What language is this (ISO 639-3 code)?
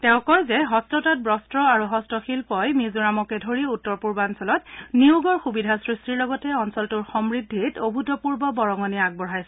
asm